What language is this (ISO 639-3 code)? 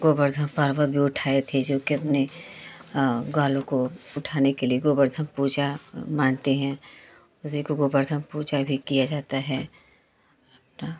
hin